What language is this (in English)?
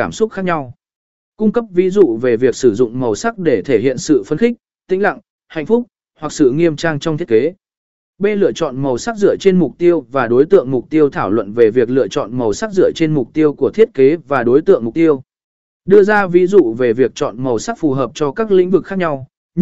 Vietnamese